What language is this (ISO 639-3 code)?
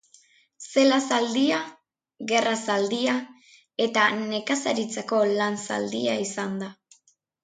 eus